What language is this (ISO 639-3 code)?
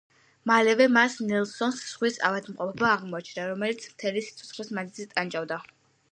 kat